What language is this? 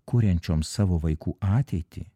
Lithuanian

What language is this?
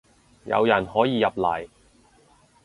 Cantonese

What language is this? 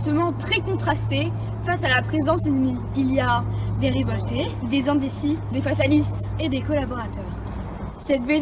French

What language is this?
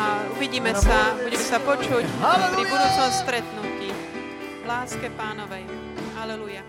Slovak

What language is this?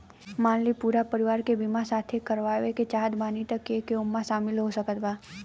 Bhojpuri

